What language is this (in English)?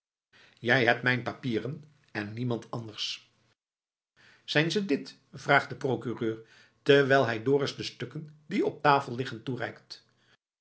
Dutch